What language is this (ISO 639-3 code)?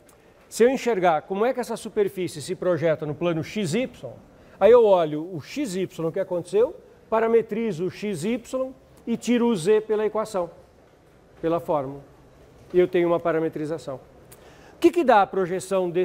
por